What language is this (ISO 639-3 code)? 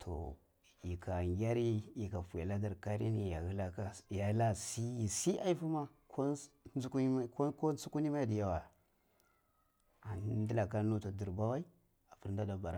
ckl